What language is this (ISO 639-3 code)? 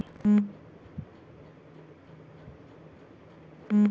bho